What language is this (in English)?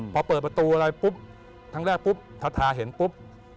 Thai